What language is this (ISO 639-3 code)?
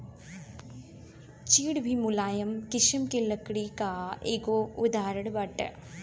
bho